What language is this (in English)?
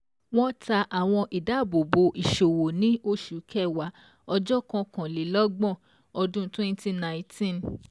Yoruba